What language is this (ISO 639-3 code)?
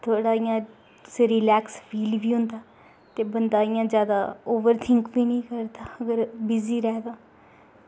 doi